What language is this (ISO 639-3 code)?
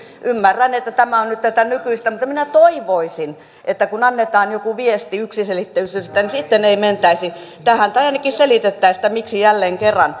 fin